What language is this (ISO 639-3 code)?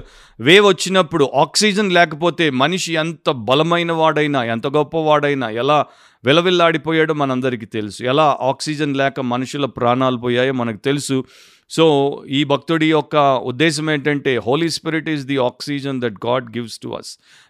tel